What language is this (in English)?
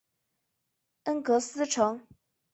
Chinese